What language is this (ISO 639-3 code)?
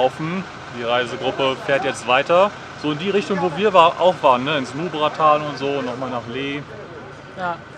deu